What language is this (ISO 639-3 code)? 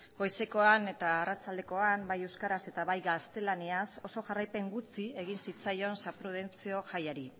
eus